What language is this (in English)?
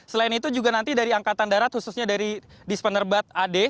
Indonesian